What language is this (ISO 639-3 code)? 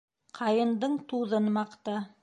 bak